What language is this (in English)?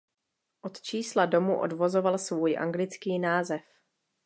Czech